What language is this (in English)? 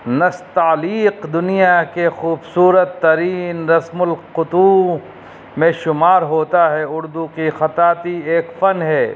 Urdu